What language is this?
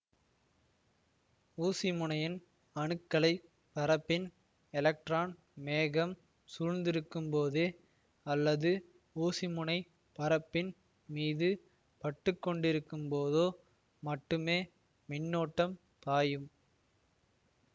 Tamil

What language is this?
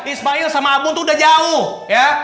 Indonesian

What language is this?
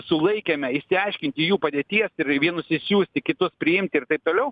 Lithuanian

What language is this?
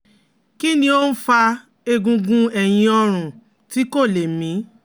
Yoruba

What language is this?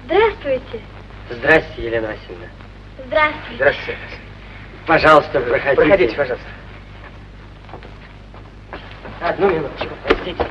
Russian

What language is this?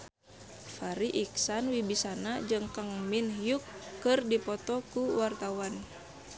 Sundanese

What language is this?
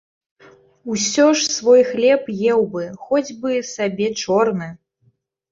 Belarusian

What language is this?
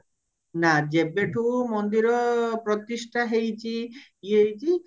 Odia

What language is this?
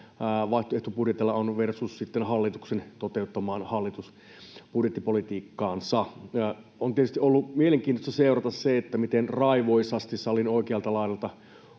Finnish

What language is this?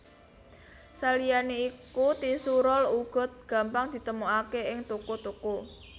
Javanese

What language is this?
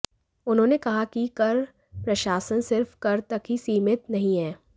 Hindi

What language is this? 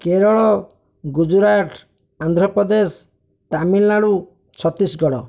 Odia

